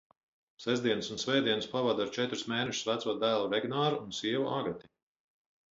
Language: Latvian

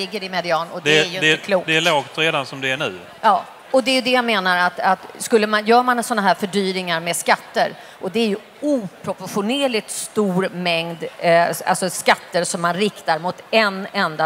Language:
Swedish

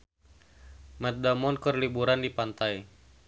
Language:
Sundanese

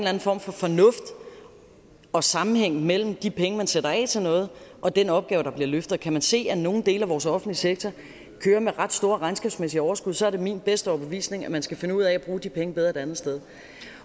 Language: Danish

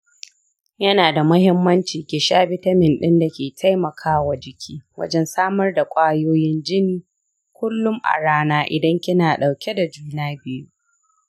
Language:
Hausa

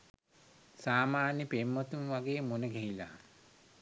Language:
Sinhala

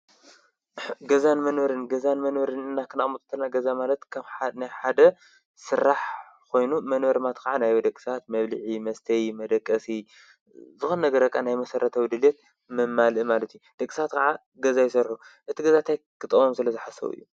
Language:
Tigrinya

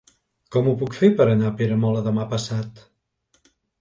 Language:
Catalan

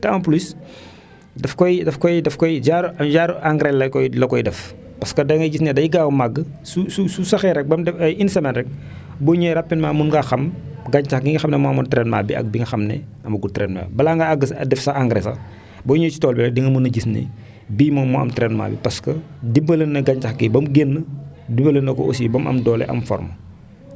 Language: Wolof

